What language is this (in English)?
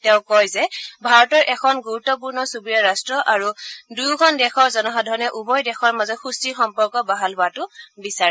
Assamese